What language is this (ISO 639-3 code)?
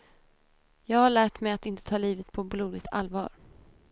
swe